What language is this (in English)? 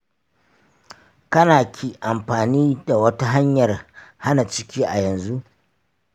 Hausa